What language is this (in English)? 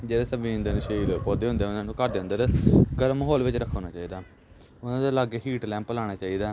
Punjabi